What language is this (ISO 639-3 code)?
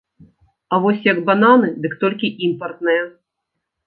bel